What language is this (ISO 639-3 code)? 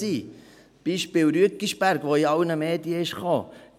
gsw